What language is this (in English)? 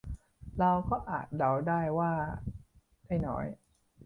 Thai